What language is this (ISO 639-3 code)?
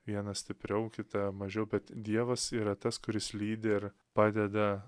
lit